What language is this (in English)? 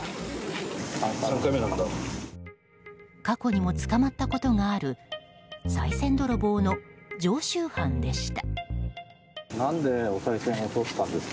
Japanese